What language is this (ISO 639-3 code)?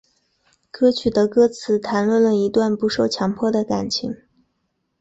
zho